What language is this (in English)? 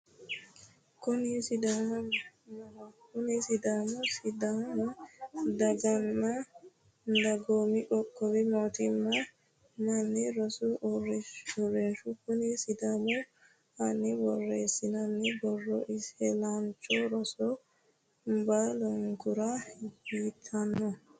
Sidamo